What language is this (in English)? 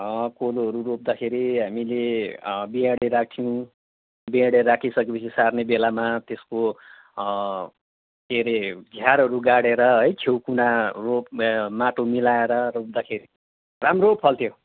Nepali